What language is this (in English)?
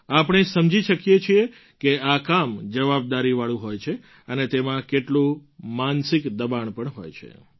Gujarati